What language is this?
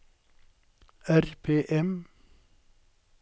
Norwegian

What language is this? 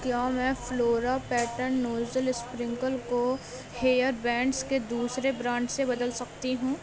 Urdu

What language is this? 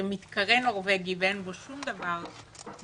Hebrew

